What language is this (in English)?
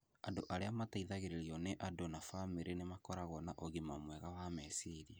Kikuyu